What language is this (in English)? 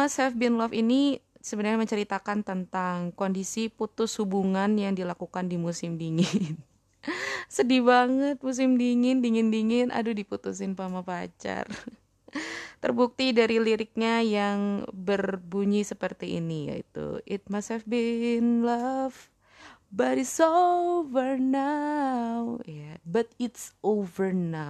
Indonesian